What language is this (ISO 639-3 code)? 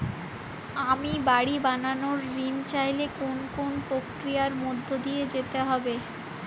ben